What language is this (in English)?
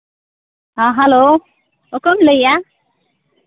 Santali